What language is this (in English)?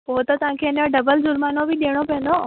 Sindhi